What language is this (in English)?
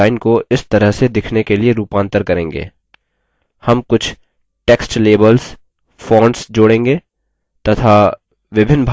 Hindi